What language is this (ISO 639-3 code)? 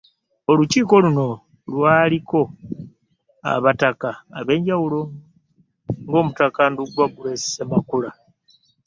lug